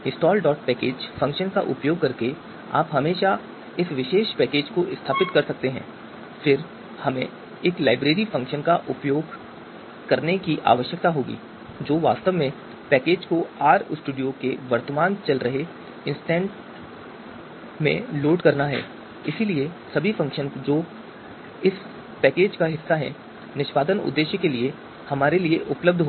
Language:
Hindi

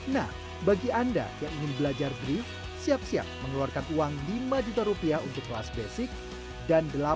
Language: Indonesian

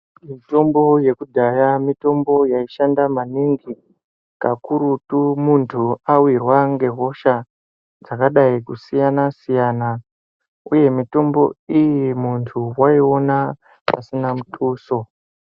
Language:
Ndau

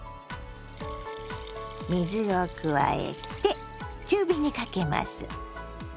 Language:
Japanese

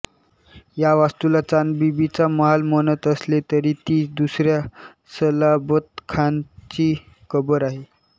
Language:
Marathi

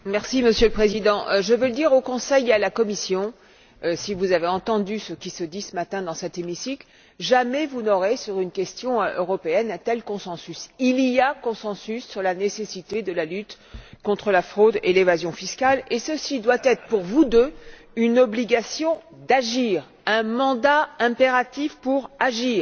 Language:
French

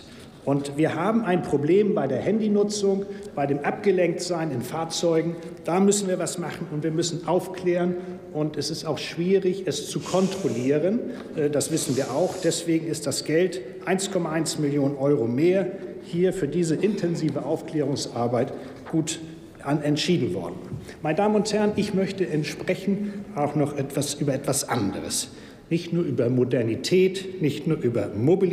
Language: German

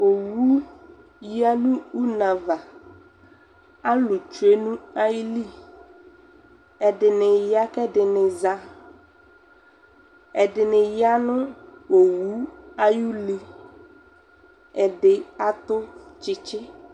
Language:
Ikposo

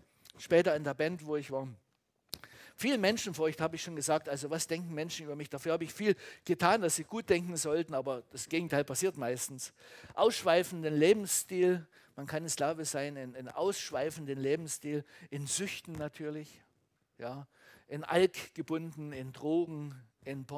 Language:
German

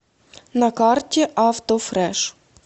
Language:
Russian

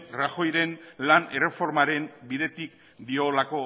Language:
Basque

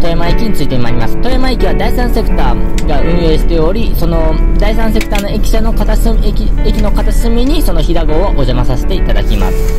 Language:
Japanese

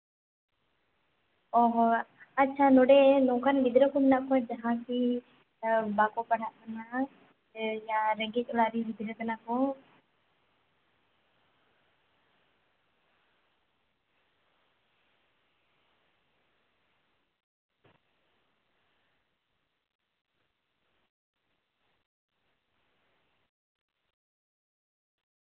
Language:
Santali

